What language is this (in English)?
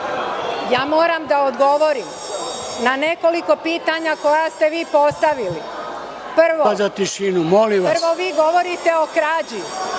Serbian